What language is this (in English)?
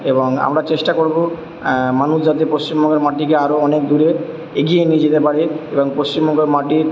Bangla